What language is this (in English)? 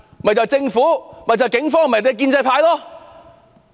Cantonese